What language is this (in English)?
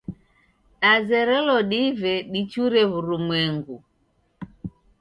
Taita